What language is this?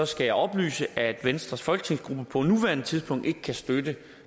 Danish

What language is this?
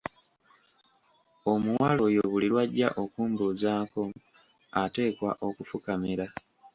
Ganda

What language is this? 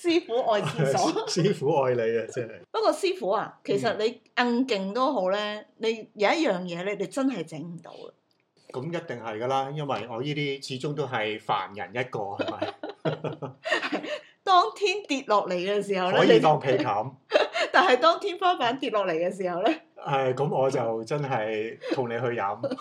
Chinese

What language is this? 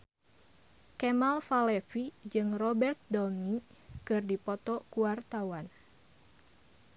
Sundanese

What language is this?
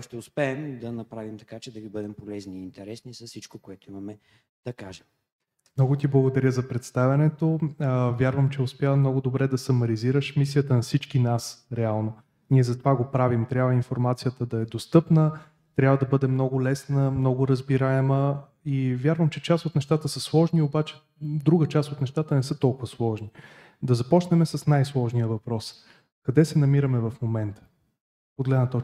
Bulgarian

